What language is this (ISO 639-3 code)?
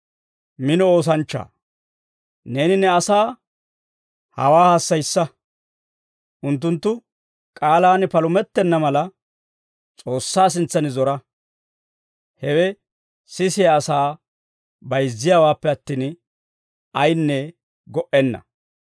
dwr